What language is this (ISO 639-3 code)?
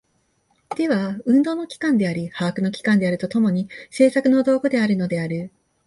jpn